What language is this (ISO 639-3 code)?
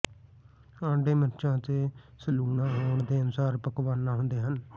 pan